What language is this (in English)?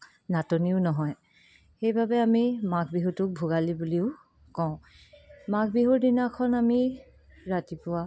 Assamese